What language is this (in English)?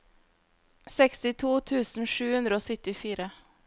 Norwegian